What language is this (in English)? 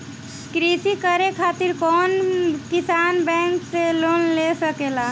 Bhojpuri